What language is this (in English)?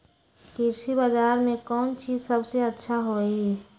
Magahi